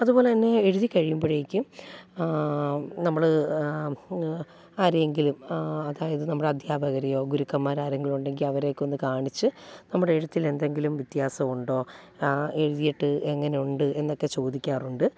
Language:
Malayalam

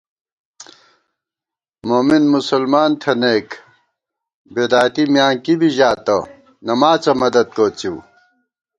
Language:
Gawar-Bati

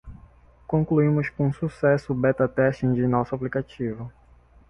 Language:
Portuguese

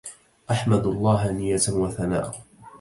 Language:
Arabic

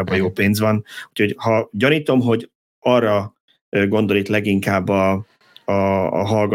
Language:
Hungarian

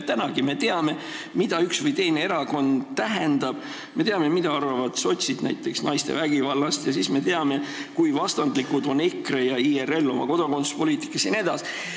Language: Estonian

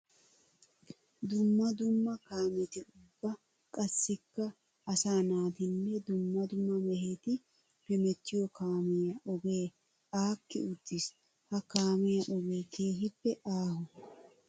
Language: Wolaytta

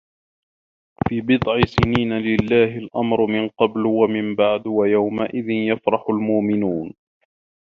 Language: Arabic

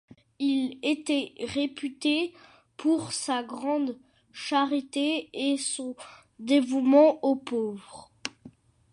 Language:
French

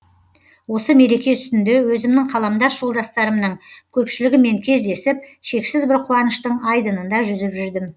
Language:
Kazakh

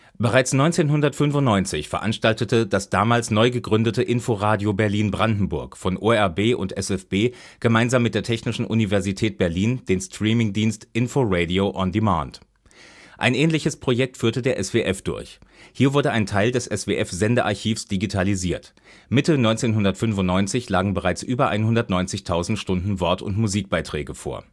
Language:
German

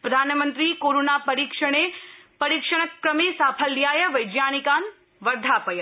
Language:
Sanskrit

